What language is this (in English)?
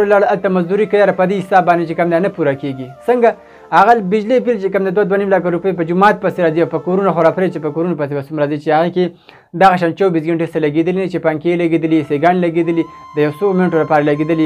Persian